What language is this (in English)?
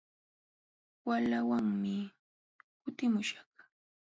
Jauja Wanca Quechua